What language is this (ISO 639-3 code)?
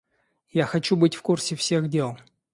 rus